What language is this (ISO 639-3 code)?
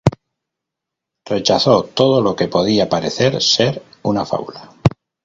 spa